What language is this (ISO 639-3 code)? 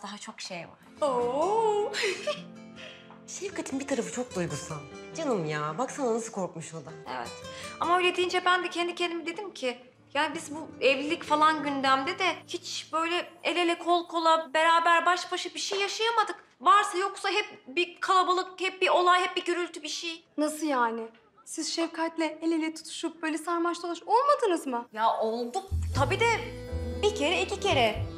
tur